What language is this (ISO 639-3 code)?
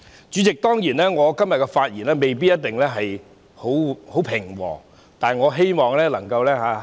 yue